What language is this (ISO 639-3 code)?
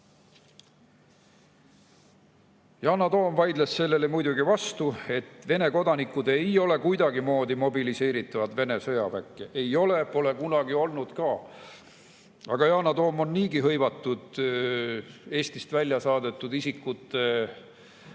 est